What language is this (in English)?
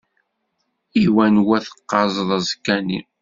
Kabyle